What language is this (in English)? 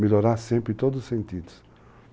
Portuguese